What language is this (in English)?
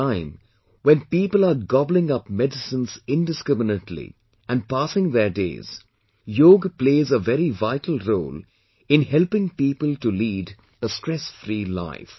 English